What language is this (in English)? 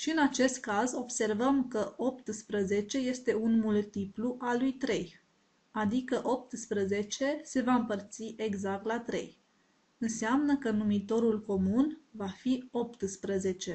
Romanian